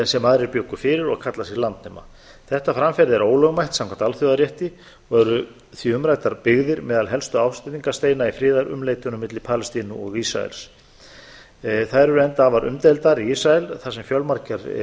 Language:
Icelandic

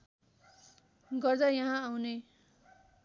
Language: Nepali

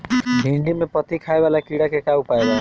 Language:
Bhojpuri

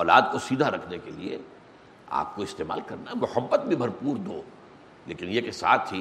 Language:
Urdu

